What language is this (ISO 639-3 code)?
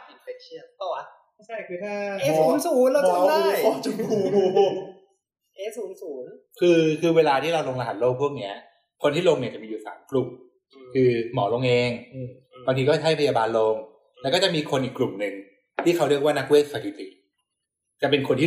tha